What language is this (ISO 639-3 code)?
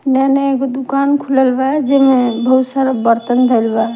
bho